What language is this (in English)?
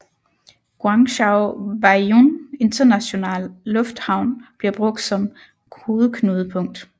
Danish